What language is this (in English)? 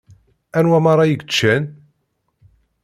Kabyle